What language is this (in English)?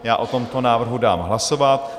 Czech